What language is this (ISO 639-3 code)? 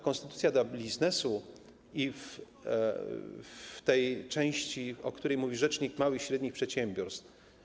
pol